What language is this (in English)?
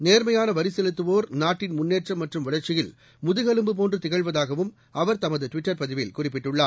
Tamil